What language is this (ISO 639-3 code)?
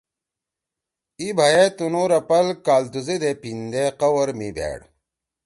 trw